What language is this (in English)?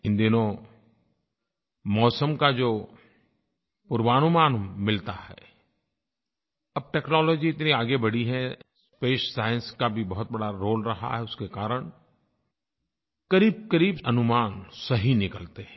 Hindi